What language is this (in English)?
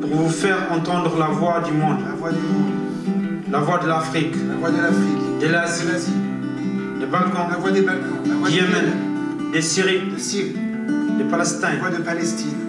French